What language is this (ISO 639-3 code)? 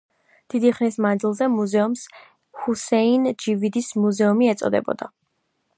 kat